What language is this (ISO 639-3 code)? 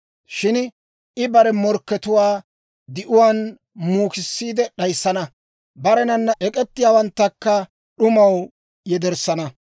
dwr